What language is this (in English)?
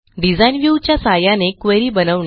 Marathi